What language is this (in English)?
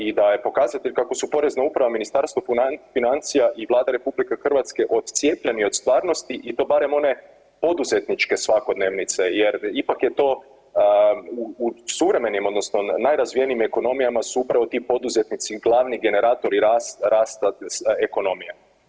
Croatian